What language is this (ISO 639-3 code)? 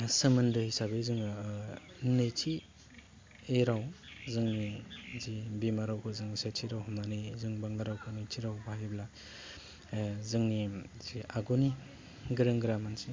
brx